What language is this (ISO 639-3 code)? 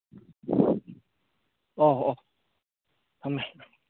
mni